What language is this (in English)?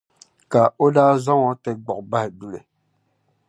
Dagbani